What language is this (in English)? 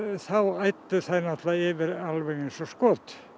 Icelandic